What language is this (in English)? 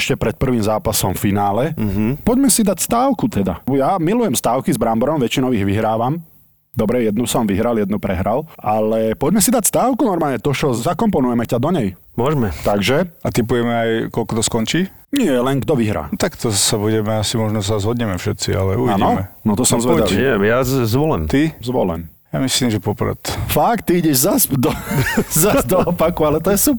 Slovak